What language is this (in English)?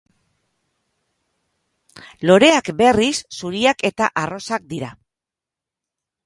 Basque